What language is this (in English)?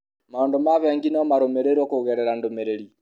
Kikuyu